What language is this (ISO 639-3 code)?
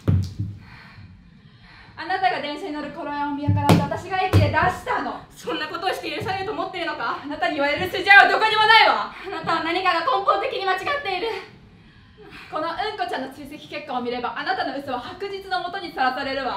jpn